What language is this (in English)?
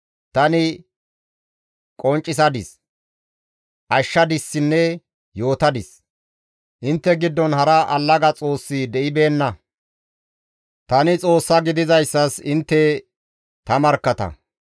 Gamo